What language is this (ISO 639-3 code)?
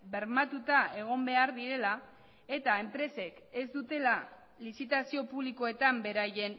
eus